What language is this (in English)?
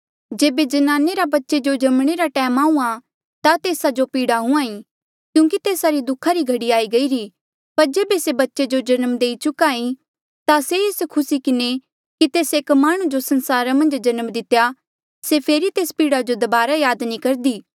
Mandeali